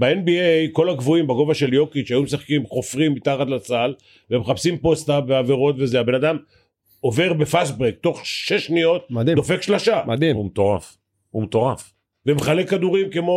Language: Hebrew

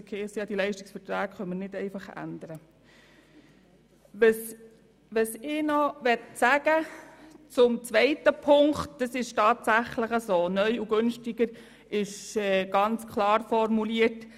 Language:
Swiss German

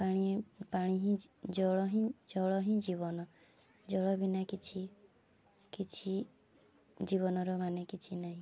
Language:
Odia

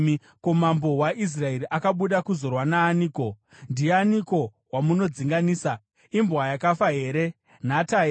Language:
Shona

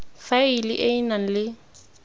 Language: Tswana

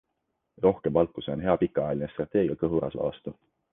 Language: Estonian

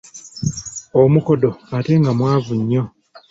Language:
Ganda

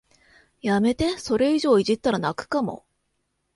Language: Japanese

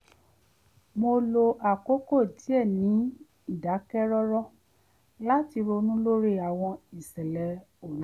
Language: Yoruba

